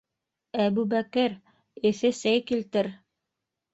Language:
Bashkir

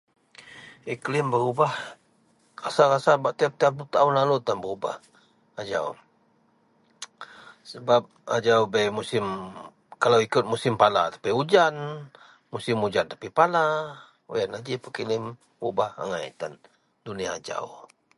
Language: Central Melanau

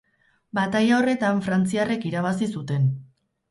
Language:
Basque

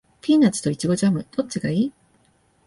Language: Japanese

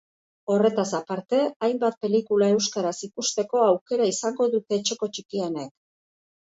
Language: Basque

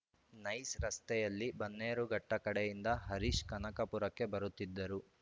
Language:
Kannada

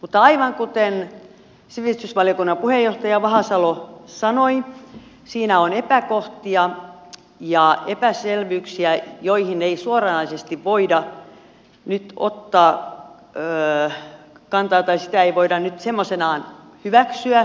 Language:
Finnish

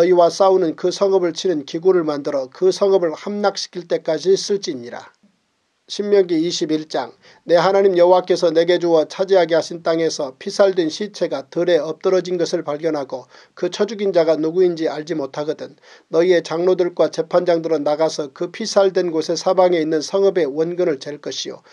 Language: Korean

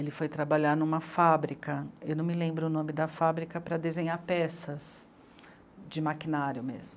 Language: Portuguese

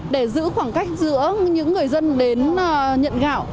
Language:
Vietnamese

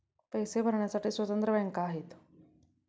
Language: Marathi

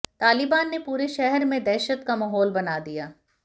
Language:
Hindi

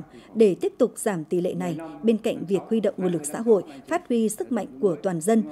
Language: Vietnamese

